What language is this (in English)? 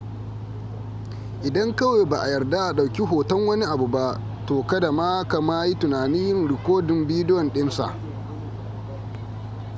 Hausa